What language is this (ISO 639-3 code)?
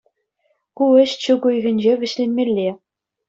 chv